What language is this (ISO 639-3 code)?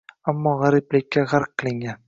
uzb